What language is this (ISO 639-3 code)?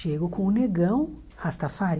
por